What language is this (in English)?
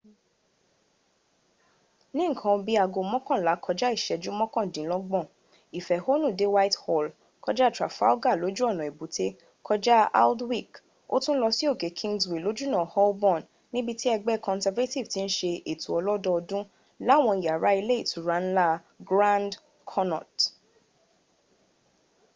Yoruba